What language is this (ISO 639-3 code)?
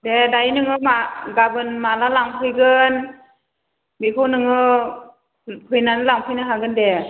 brx